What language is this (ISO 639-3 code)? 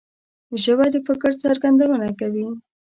pus